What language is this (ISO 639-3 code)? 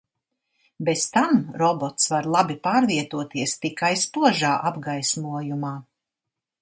lav